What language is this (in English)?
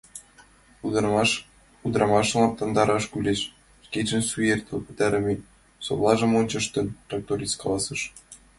Mari